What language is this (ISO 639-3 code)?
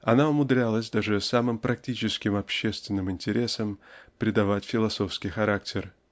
rus